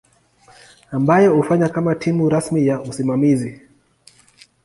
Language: Swahili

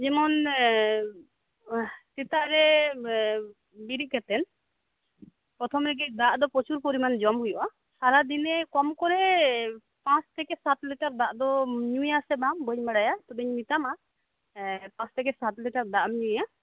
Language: Santali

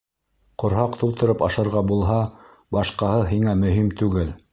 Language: Bashkir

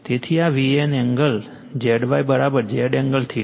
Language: Gujarati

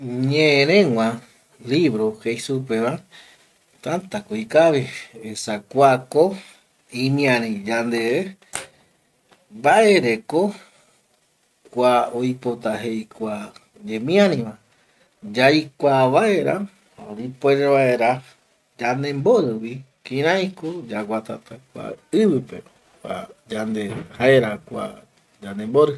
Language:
Eastern Bolivian Guaraní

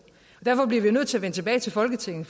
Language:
Danish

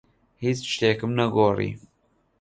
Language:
Central Kurdish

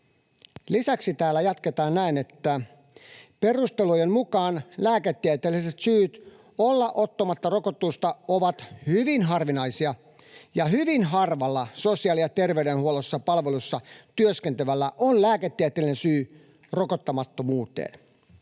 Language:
Finnish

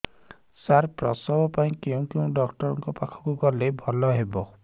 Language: Odia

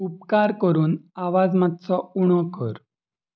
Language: Konkani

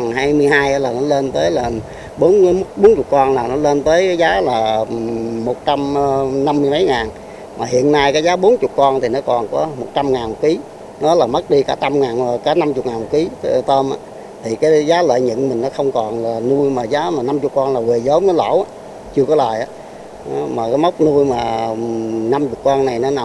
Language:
Vietnamese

